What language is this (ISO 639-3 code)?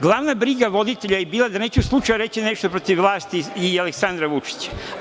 srp